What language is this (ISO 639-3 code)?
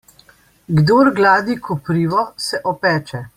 slv